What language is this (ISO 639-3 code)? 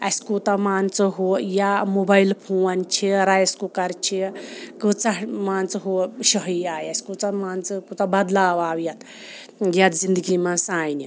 kas